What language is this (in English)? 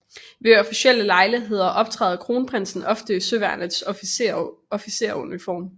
Danish